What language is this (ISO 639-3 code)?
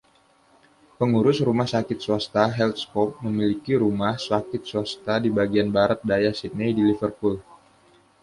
ind